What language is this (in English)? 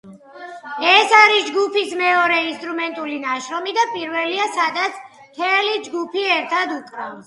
Georgian